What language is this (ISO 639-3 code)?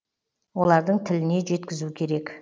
kaz